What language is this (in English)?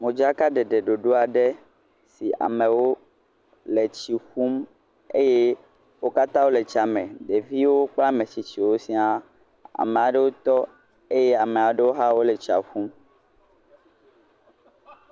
Ewe